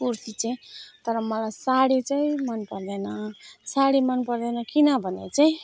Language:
Nepali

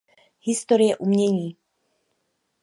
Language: Czech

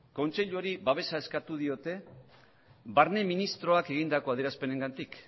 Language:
Basque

